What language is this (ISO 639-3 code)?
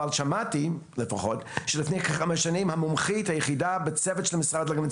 heb